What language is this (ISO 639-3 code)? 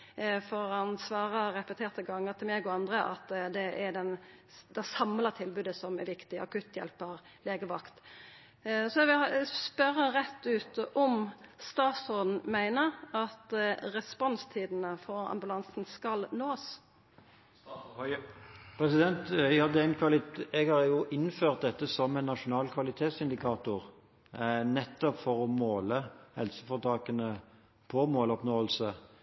nor